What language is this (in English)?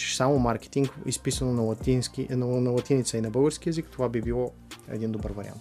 Bulgarian